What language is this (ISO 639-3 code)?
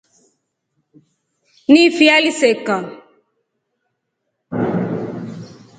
rof